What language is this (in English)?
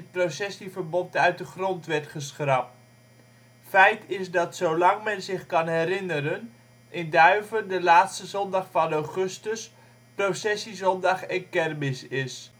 Dutch